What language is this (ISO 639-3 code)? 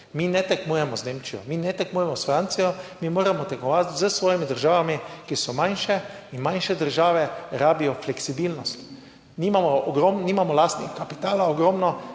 slv